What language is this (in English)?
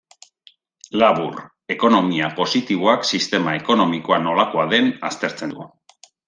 Basque